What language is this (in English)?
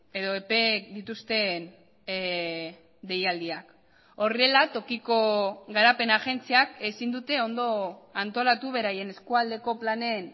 Basque